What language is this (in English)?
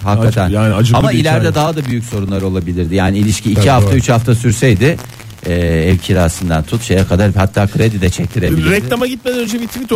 Turkish